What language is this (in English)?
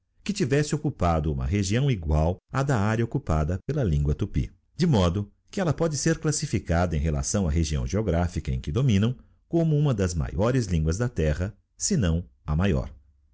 Portuguese